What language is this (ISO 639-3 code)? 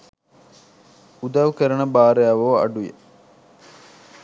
sin